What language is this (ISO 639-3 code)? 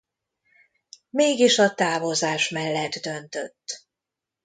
hun